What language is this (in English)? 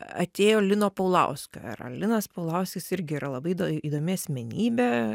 Lithuanian